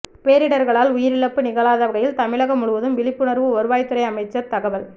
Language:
Tamil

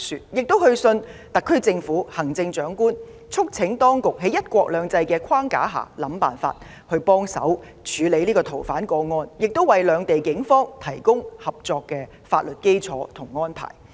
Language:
Cantonese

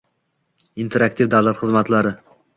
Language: Uzbek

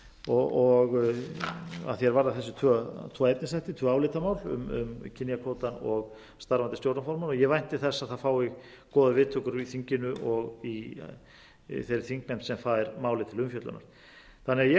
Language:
Icelandic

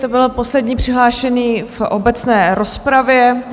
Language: Czech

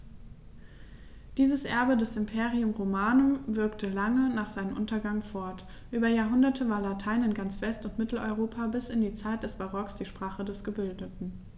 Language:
German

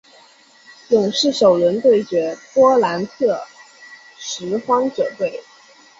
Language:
Chinese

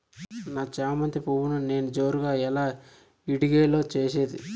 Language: Telugu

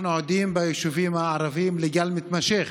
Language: Hebrew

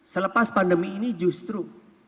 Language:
Indonesian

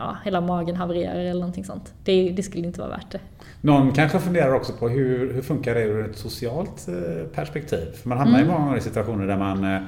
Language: Swedish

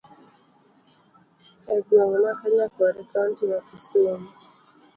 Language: Luo (Kenya and Tanzania)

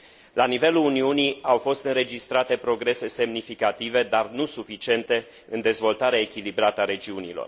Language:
Romanian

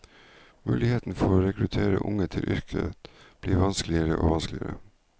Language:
Norwegian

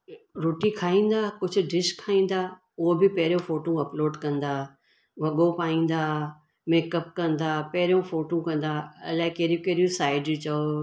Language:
Sindhi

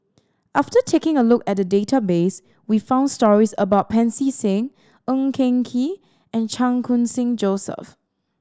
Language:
English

